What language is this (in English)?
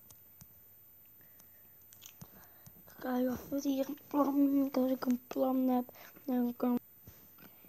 Dutch